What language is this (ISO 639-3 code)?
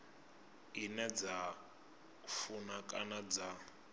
ven